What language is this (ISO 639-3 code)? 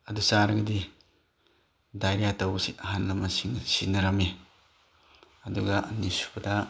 mni